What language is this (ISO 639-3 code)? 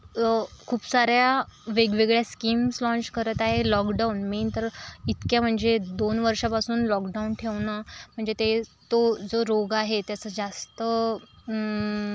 mar